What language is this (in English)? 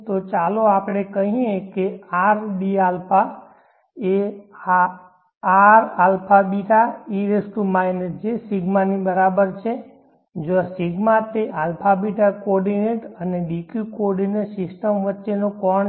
Gujarati